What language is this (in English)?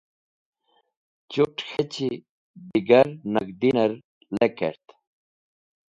Wakhi